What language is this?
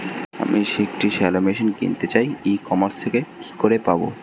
Bangla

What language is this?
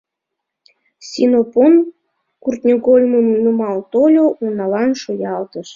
Mari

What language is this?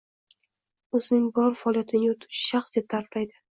Uzbek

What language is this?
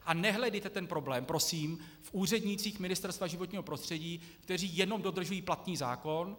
Czech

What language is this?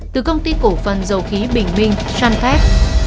Vietnamese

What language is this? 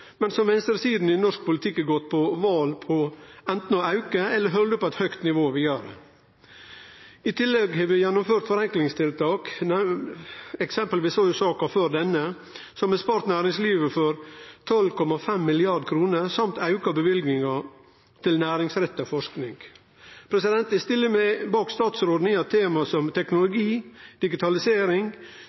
Norwegian Nynorsk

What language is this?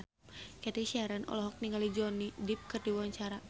Sundanese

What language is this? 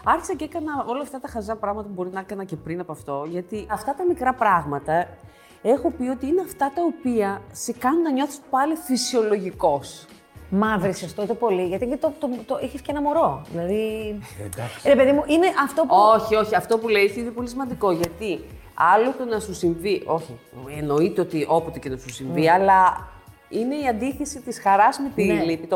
Greek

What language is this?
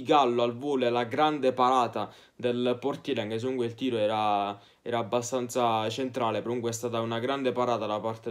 Italian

